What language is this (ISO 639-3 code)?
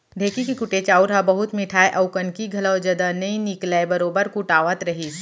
hne